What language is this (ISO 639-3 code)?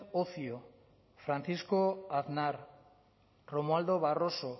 eus